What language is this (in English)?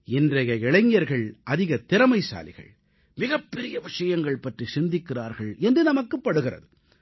Tamil